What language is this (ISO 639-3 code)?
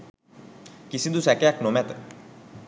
sin